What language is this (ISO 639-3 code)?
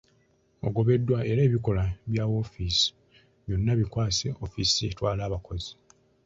lug